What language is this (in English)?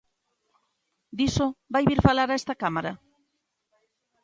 Galician